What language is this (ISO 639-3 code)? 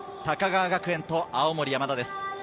jpn